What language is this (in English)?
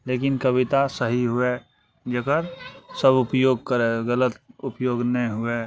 Maithili